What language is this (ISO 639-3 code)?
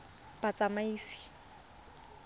tsn